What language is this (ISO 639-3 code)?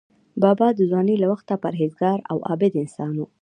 pus